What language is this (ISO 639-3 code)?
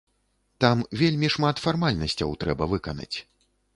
bel